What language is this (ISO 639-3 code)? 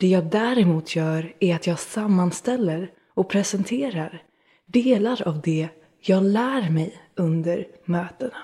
swe